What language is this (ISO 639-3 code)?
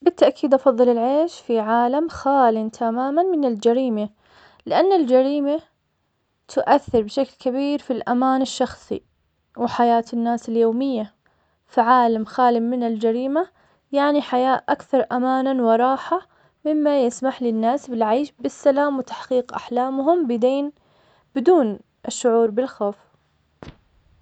acx